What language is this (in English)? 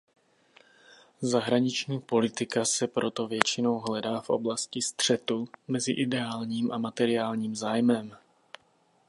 Czech